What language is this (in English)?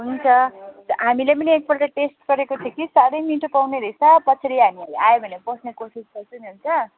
Nepali